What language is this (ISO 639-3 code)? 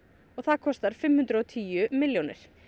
isl